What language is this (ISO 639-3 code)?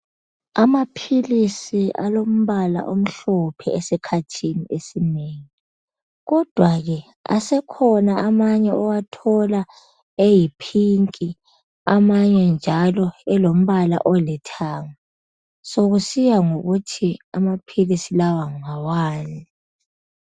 nde